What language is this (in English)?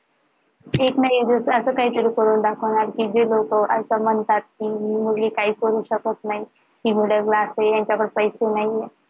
Marathi